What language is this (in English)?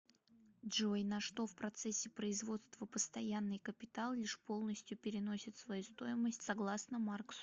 Russian